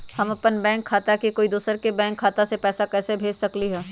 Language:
Magahi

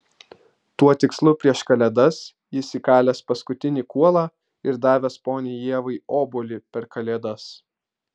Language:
Lithuanian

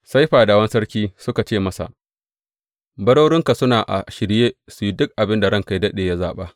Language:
Hausa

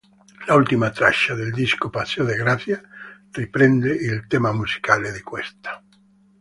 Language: Italian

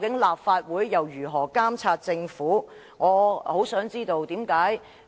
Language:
Cantonese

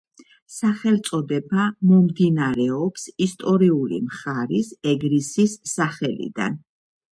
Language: Georgian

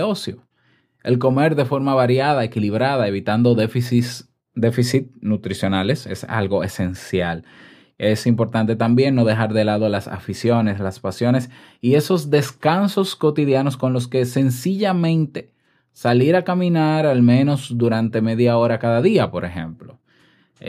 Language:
Spanish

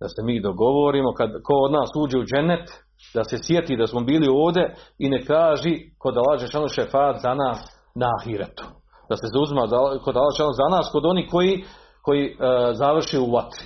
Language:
Croatian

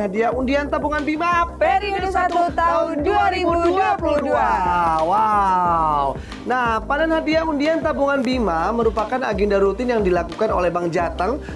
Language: Indonesian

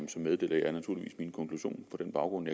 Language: Danish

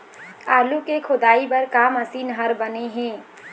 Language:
Chhattisgarhi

